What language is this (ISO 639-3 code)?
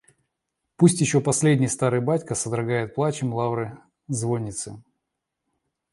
rus